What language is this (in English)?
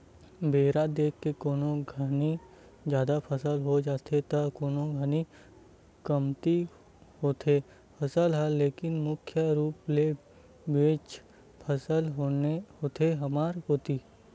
Chhattisgarhi